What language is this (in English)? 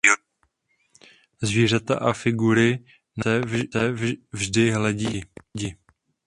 Czech